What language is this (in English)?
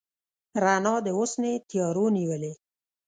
Pashto